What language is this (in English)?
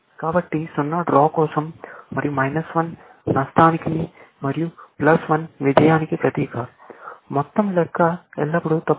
Telugu